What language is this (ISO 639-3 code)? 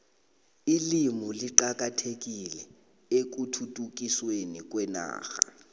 nbl